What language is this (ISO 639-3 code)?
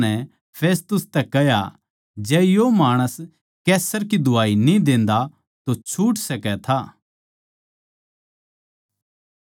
bgc